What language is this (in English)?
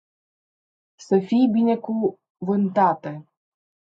Romanian